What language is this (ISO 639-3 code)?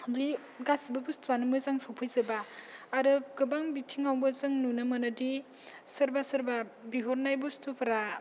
brx